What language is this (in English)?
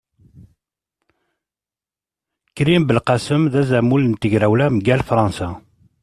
Kabyle